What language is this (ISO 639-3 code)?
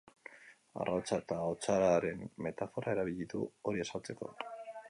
eus